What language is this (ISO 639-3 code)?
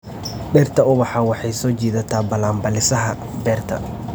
som